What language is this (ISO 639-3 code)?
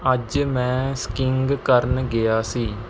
pan